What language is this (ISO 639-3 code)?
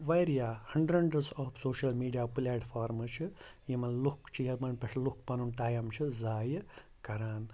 kas